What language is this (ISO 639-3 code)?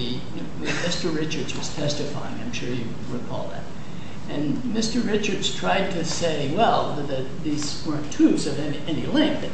eng